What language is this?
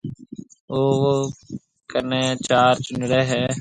Marwari (Pakistan)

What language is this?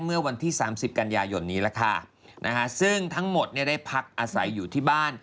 Thai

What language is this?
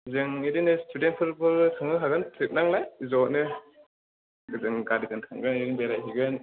Bodo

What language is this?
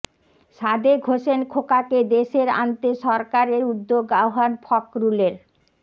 Bangla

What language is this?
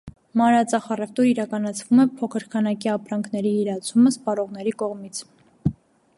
Armenian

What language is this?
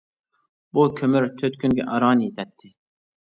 Uyghur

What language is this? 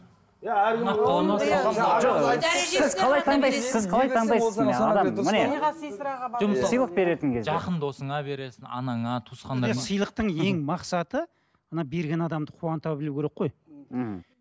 Kazakh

